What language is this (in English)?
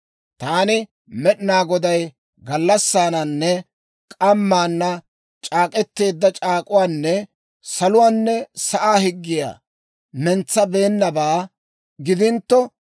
Dawro